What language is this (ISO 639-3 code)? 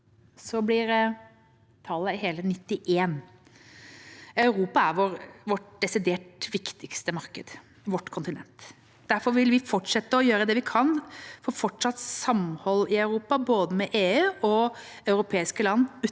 nor